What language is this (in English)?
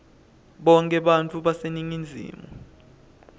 Swati